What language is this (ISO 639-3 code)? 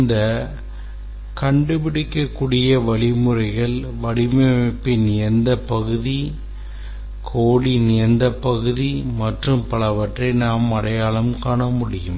tam